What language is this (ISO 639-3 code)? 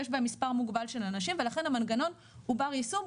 heb